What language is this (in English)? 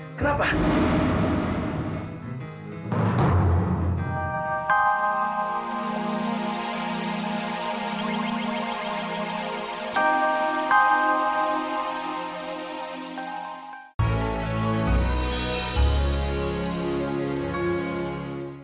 Indonesian